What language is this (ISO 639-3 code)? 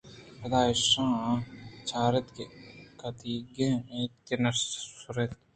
bgp